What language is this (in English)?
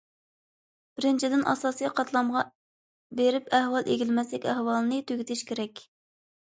Uyghur